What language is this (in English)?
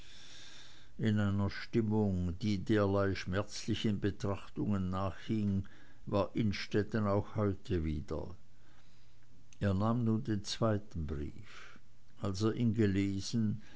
German